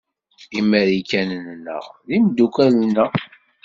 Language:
Kabyle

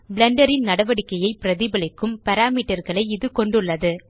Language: Tamil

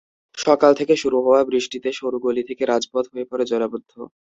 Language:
Bangla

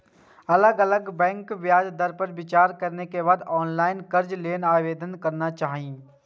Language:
Maithili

